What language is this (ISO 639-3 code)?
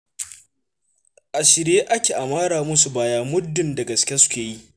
hau